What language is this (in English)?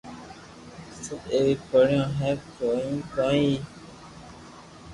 Loarki